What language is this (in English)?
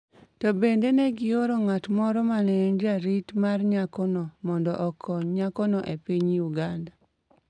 Luo (Kenya and Tanzania)